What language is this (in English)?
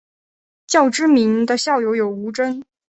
Chinese